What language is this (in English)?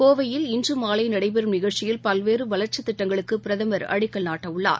Tamil